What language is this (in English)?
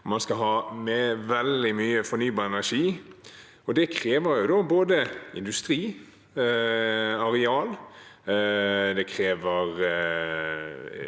Norwegian